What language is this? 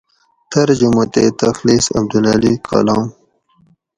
Gawri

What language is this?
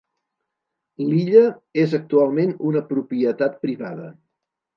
Catalan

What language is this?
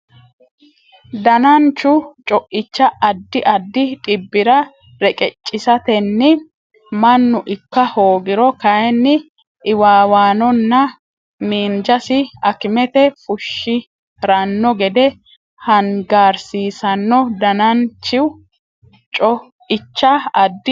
Sidamo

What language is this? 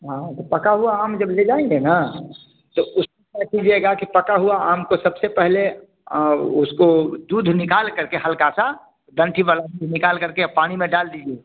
Hindi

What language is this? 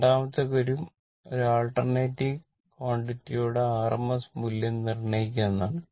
Malayalam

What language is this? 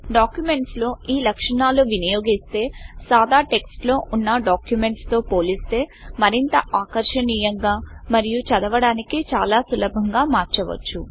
Telugu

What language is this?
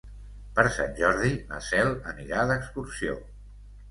Catalan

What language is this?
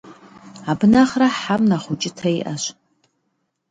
Kabardian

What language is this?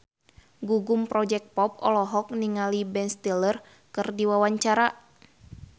Sundanese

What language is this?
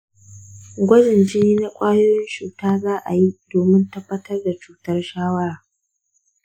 Hausa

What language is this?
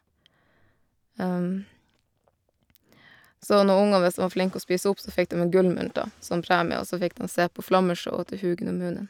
Norwegian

